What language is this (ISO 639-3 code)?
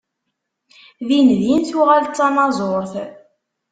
kab